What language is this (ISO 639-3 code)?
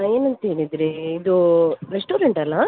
kan